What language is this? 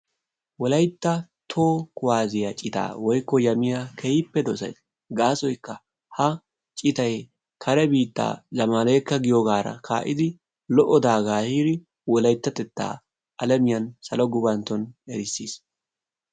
Wolaytta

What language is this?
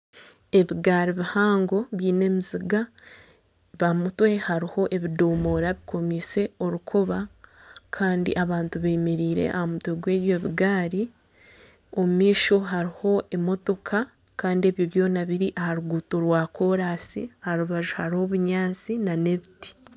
Nyankole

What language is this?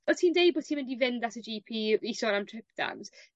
Welsh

